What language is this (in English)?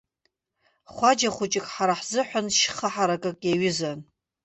Abkhazian